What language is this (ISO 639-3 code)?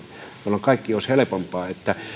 fin